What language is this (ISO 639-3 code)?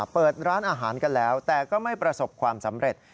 tha